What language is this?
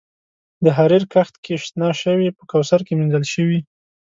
Pashto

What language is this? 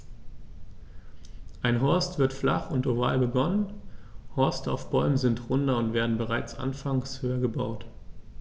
German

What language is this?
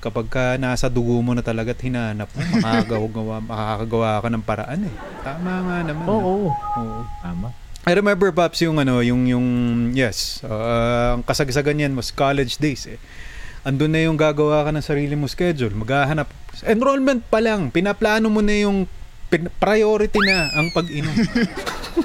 Filipino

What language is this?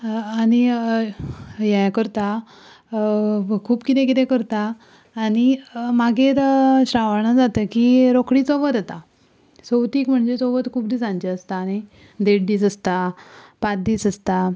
Konkani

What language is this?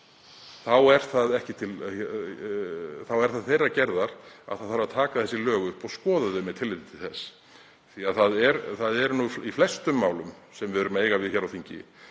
Icelandic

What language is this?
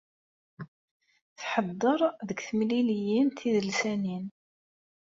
Kabyle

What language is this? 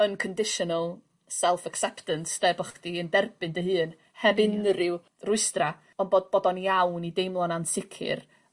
Welsh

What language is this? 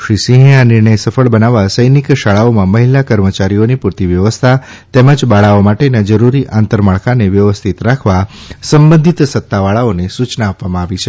Gujarati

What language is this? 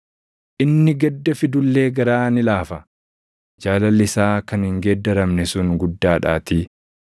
Oromo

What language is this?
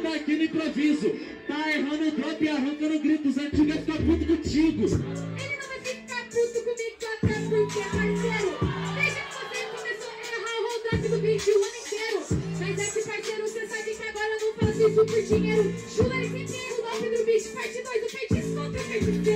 Portuguese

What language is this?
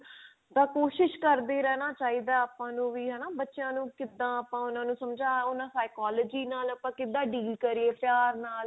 Punjabi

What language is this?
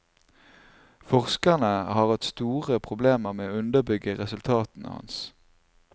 Norwegian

